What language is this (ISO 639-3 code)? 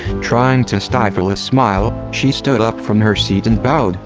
eng